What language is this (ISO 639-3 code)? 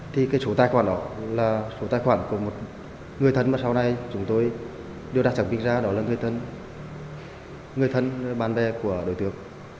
vie